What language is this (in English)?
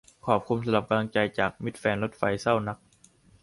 Thai